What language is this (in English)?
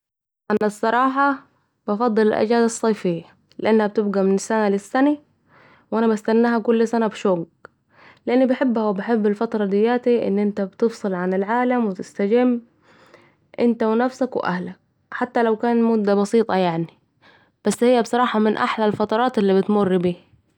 Saidi Arabic